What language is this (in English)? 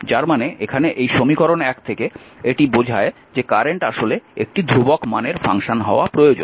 Bangla